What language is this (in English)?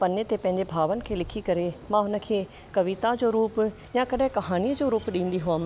Sindhi